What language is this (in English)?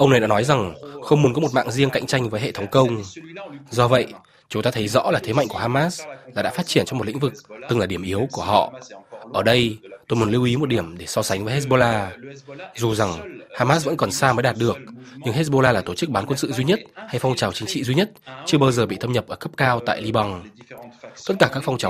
Vietnamese